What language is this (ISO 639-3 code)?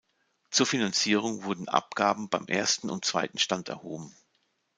deu